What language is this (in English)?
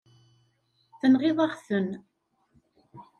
Kabyle